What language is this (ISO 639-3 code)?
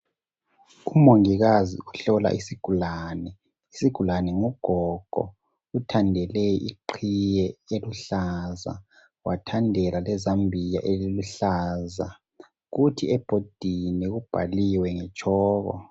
nde